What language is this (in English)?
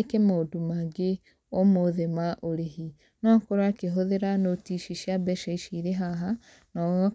Kikuyu